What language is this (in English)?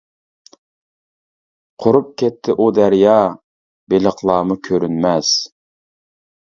Uyghur